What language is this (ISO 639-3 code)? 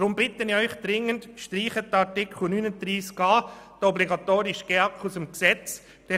gsw